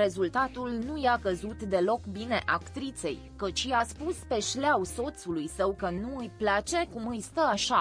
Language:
Romanian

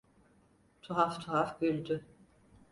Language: Turkish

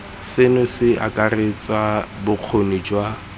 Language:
Tswana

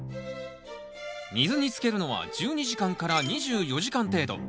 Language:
Japanese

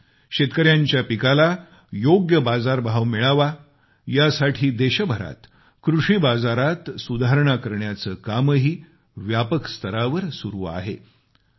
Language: Marathi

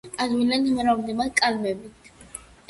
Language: Georgian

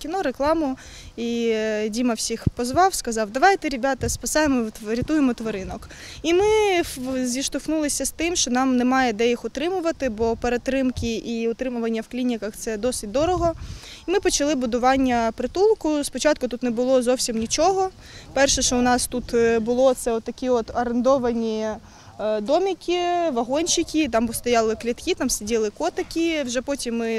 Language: Ukrainian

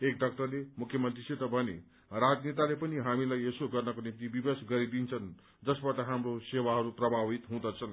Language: Nepali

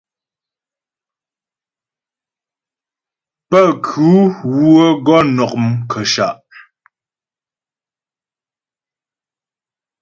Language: Ghomala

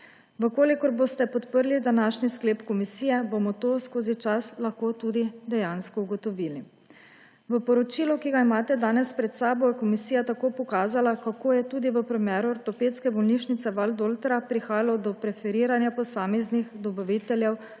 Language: Slovenian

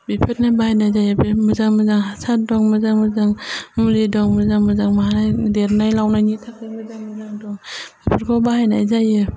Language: Bodo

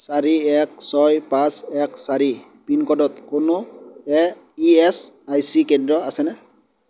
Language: Assamese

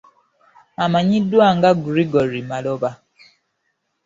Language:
Ganda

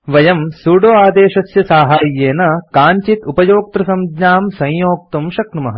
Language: Sanskrit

